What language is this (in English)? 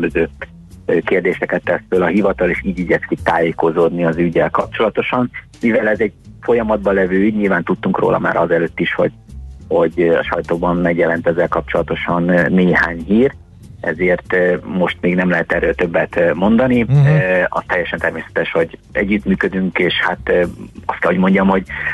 Hungarian